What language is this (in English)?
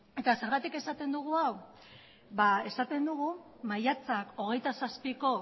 Basque